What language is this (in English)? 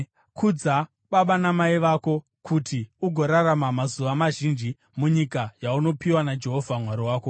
Shona